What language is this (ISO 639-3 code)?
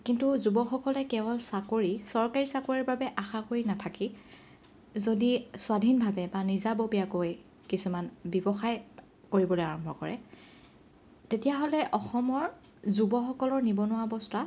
asm